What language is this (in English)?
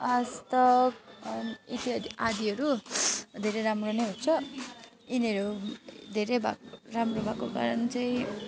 Nepali